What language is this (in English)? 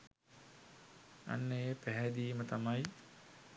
Sinhala